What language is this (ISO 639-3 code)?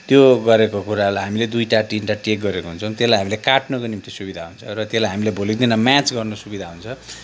nep